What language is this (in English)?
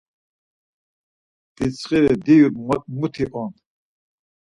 Laz